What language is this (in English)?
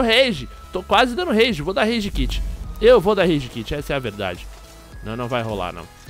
Portuguese